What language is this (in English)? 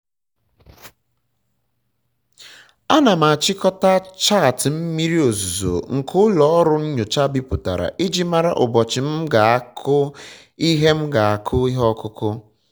Igbo